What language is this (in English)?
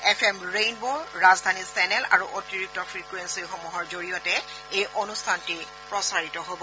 Assamese